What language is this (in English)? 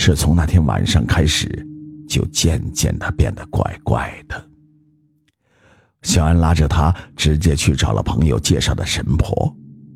Chinese